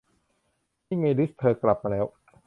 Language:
Thai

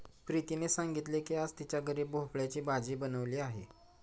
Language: Marathi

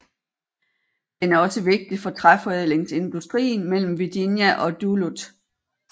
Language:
Danish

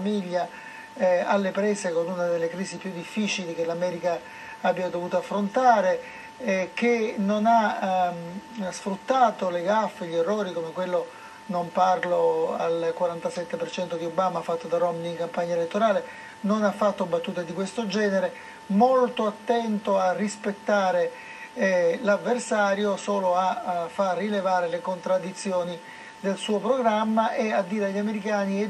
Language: Italian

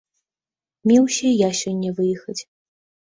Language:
Belarusian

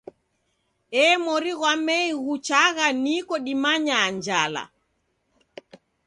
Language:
Taita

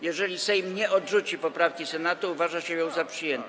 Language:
Polish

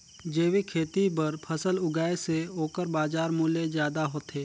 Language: Chhattisgarhi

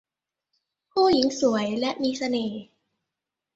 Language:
Thai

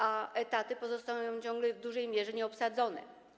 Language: Polish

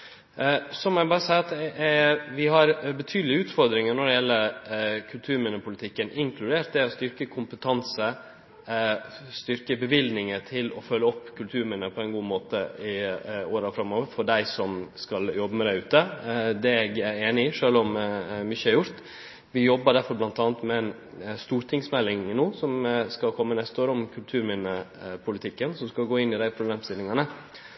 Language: Norwegian Nynorsk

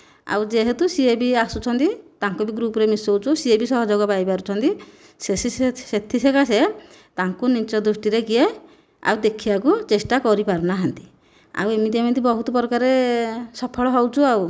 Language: Odia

